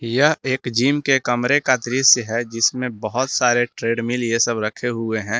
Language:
Hindi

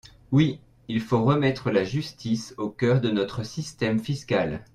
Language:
French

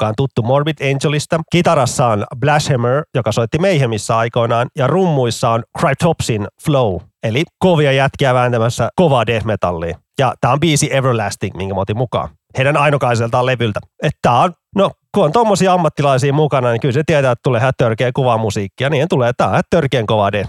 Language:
Finnish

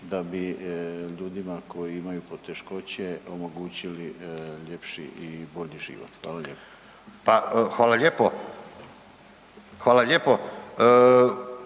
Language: Croatian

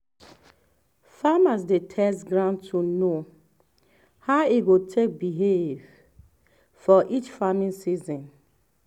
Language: Nigerian Pidgin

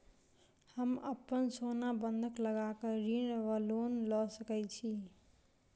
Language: Maithili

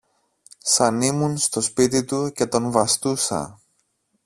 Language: Greek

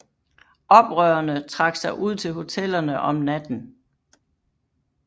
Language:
Danish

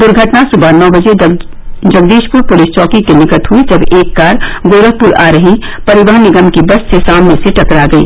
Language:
Hindi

